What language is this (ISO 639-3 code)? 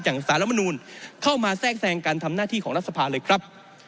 tha